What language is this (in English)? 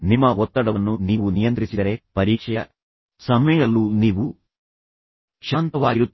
Kannada